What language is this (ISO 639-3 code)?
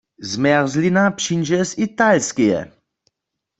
hsb